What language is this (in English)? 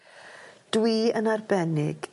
Welsh